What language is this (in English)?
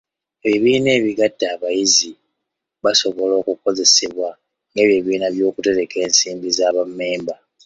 Ganda